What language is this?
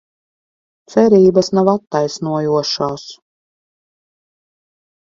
Latvian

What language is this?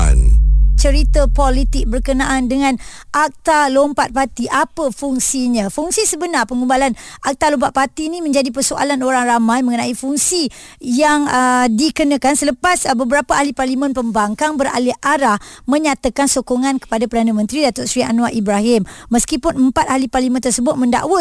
Malay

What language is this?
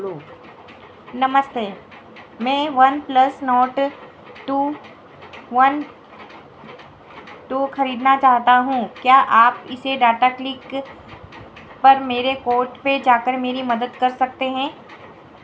Hindi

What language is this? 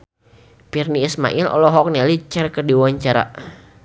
Sundanese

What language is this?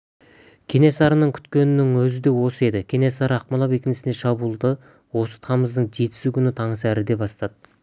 Kazakh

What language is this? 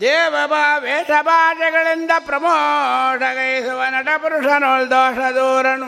Kannada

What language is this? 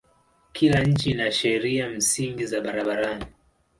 Swahili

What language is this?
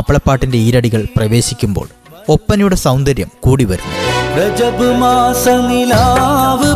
Malayalam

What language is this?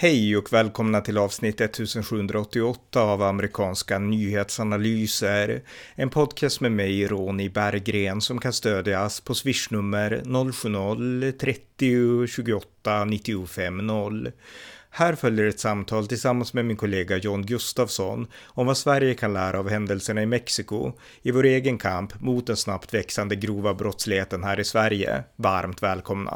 Swedish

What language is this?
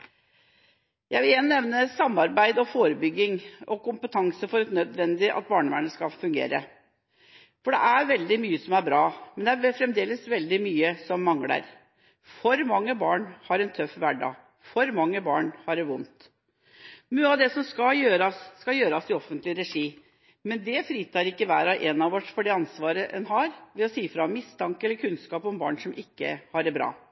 Norwegian Bokmål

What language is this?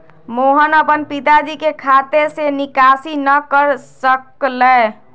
Magahi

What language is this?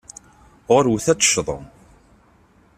Kabyle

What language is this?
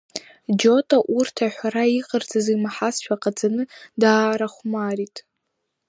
Abkhazian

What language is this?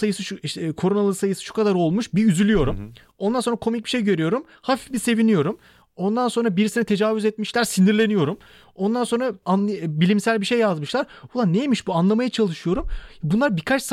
Turkish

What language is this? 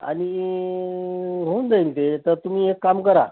Marathi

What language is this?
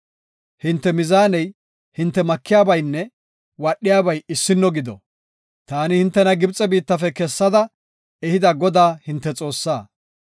Gofa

